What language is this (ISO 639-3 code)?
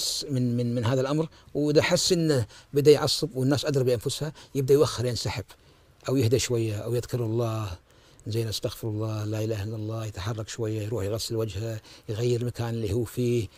ara